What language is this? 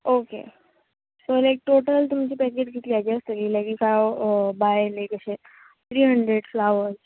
Konkani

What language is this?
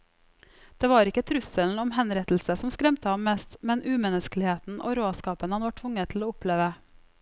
Norwegian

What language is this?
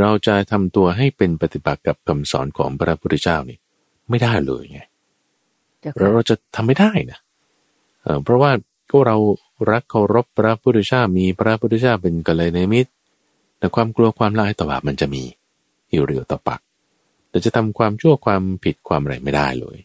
Thai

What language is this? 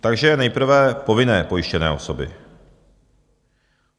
Czech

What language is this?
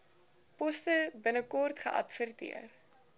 Afrikaans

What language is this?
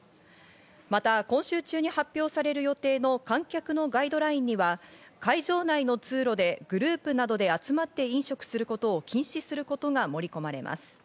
Japanese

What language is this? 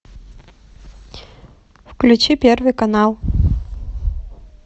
Russian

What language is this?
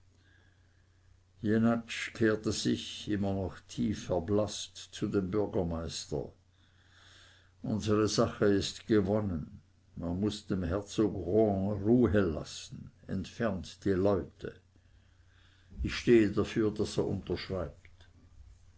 German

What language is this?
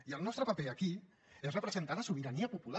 Catalan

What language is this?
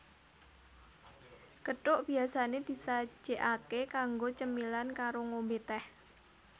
Javanese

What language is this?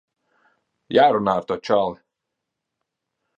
Latvian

